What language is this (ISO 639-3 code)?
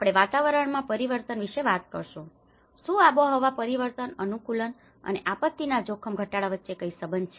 guj